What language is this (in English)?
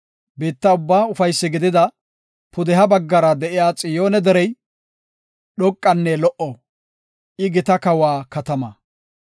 Gofa